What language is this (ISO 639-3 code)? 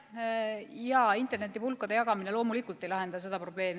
est